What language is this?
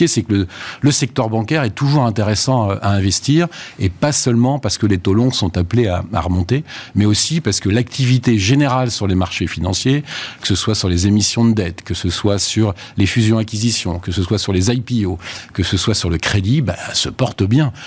French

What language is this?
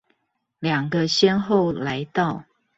Chinese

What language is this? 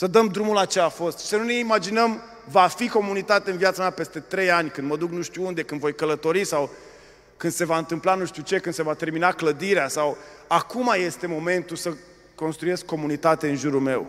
Romanian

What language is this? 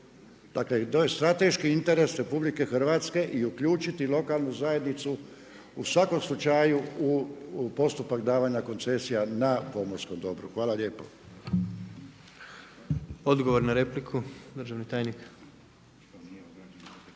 Croatian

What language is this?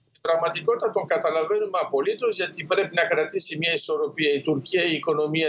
Greek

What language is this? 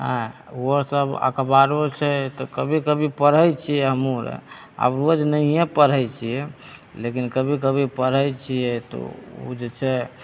Maithili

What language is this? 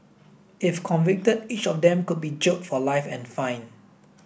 English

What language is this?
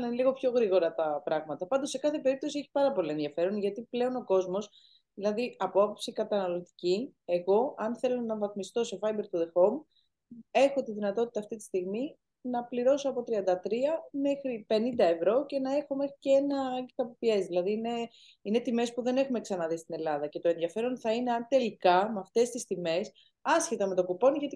Greek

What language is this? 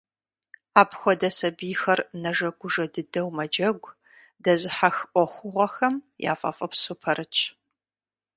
Kabardian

